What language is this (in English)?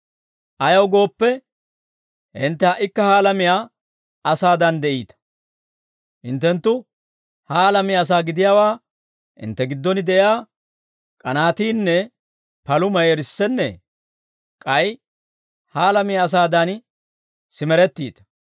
Dawro